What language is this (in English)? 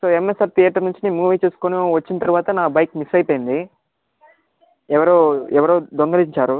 Telugu